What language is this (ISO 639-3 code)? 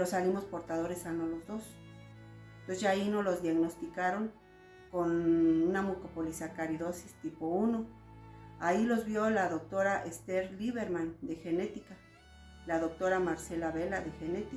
spa